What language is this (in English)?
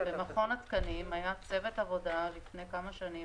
Hebrew